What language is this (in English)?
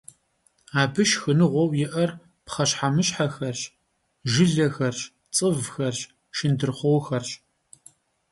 Kabardian